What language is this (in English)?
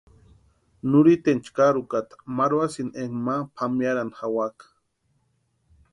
Western Highland Purepecha